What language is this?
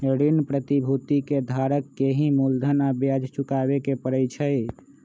Magahi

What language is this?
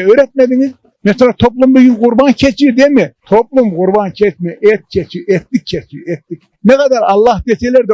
Turkish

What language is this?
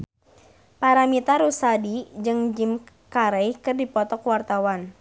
Sundanese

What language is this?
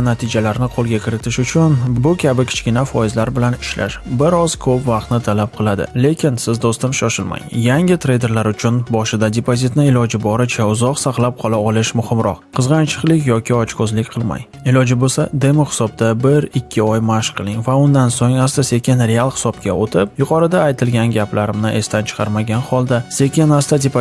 Uzbek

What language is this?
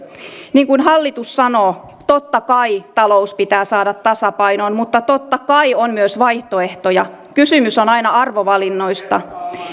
Finnish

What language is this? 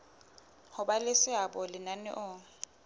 Southern Sotho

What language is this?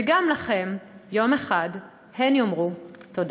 Hebrew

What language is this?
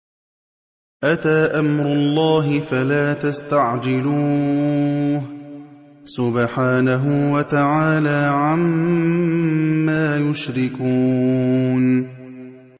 Arabic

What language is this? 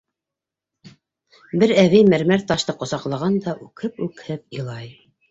Bashkir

